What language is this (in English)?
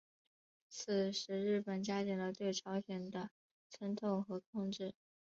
Chinese